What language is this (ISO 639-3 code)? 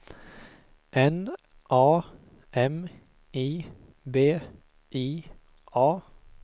swe